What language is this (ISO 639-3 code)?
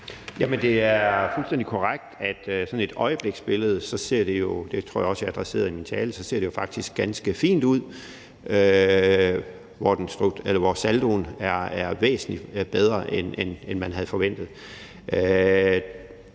dan